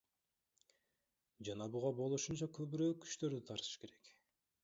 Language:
Kyrgyz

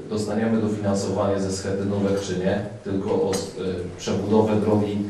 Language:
Polish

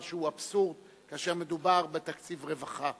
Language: Hebrew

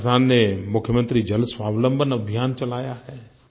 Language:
Hindi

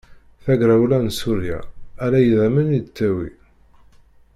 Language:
Kabyle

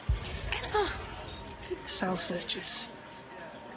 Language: Welsh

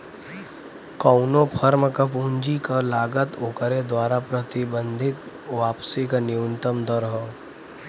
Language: Bhojpuri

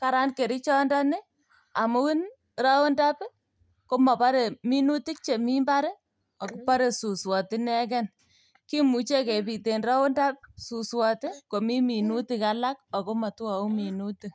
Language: Kalenjin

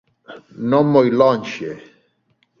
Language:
Galician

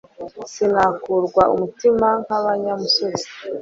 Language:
Kinyarwanda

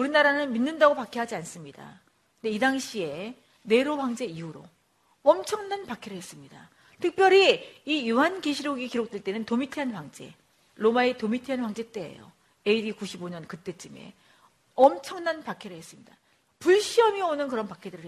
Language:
Korean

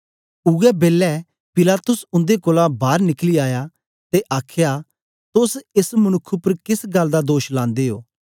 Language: Dogri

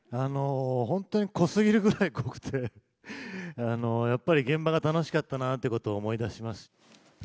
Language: Japanese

